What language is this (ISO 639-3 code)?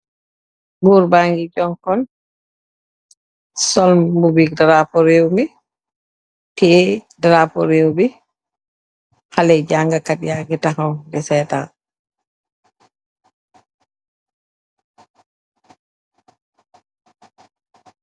wol